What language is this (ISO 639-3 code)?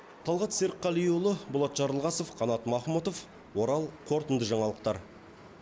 kaz